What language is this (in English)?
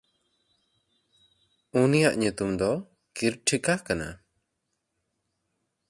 Santali